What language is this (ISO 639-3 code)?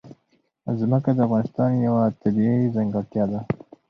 pus